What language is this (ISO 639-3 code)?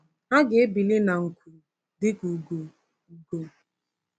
ibo